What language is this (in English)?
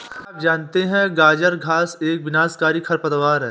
Hindi